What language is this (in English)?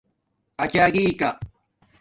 Domaaki